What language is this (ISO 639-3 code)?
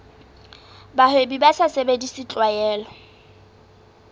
sot